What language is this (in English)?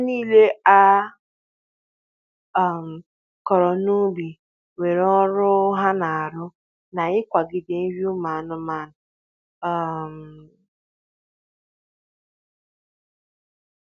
Igbo